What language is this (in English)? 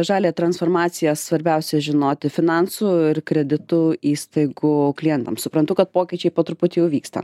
Lithuanian